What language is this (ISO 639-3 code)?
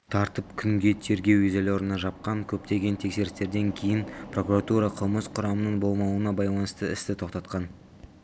kaz